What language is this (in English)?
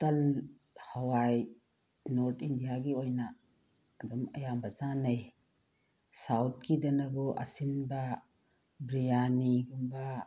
Manipuri